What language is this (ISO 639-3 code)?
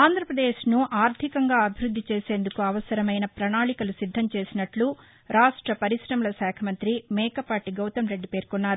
tel